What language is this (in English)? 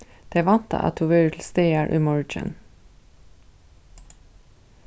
Faroese